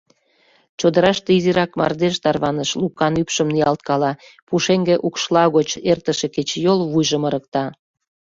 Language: Mari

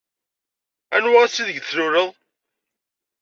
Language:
Kabyle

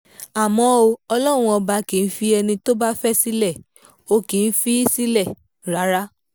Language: Yoruba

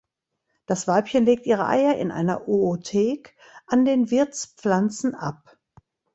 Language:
German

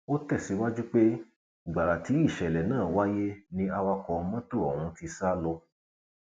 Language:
Yoruba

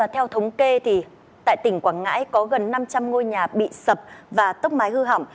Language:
Vietnamese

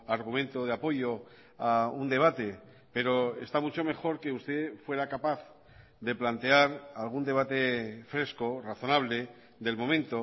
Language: Spanish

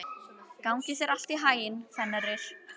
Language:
Icelandic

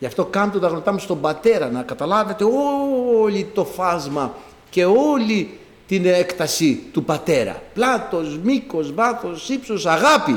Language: Greek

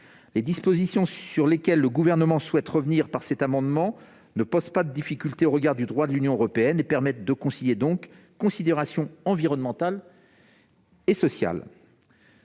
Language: French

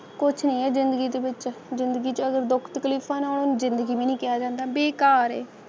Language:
Punjabi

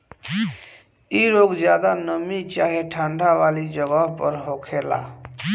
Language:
Bhojpuri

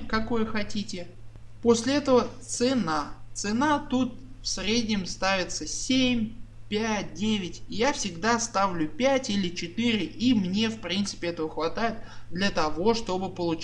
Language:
Russian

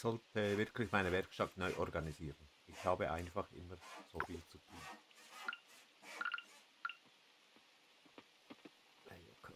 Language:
German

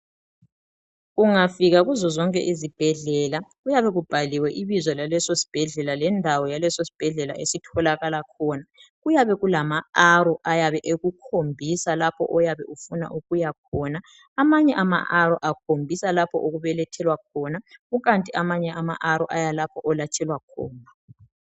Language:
North Ndebele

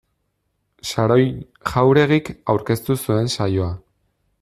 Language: Basque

